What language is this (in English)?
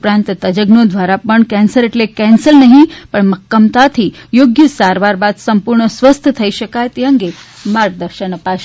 Gujarati